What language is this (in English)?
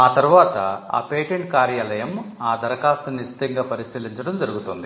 Telugu